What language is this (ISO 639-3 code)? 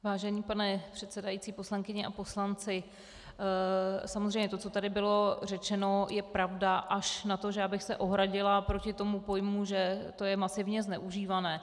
ces